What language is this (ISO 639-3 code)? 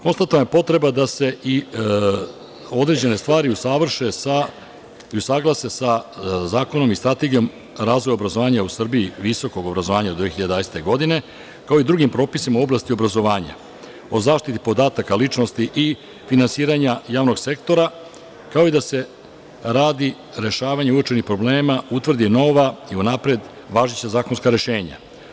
srp